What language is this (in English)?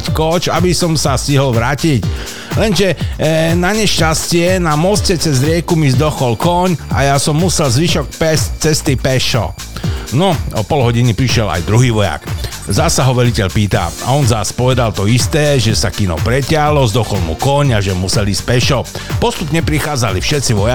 Slovak